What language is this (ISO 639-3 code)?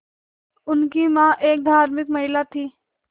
hin